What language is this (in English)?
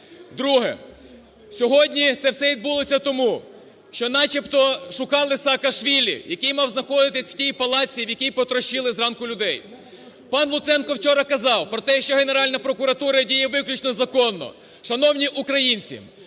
Ukrainian